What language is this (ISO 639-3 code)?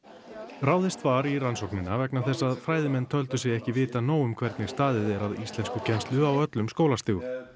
isl